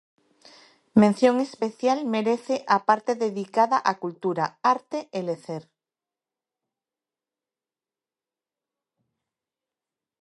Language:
Galician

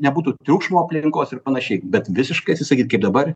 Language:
Lithuanian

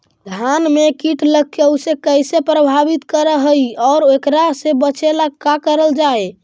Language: Magahi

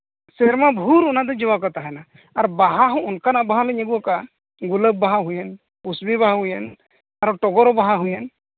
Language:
Santali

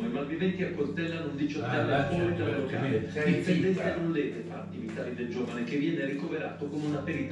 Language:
Italian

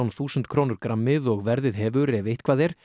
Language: Icelandic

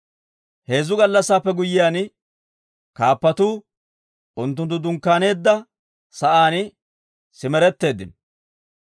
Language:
Dawro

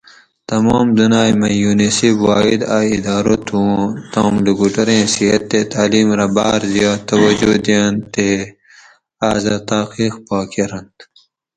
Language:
Gawri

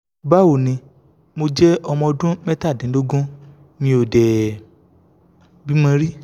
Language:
Yoruba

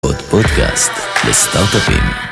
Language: Hebrew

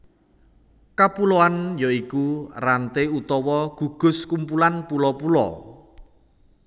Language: Javanese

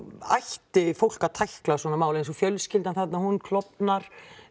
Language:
Icelandic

